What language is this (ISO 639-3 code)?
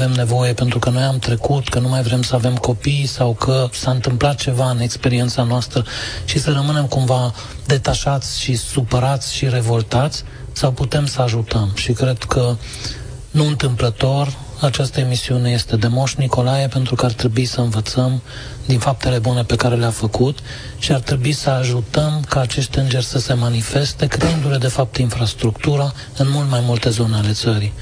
ron